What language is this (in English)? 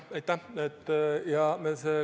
Estonian